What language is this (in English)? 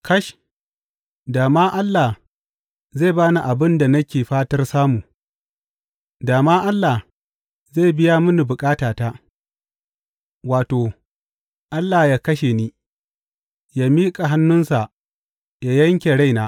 Hausa